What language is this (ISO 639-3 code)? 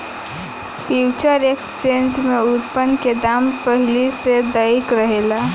bho